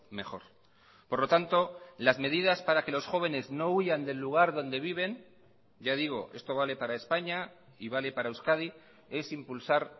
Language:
Spanish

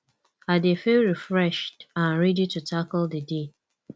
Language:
Nigerian Pidgin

